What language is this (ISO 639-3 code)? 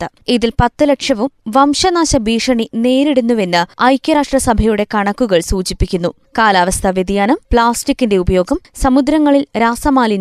mal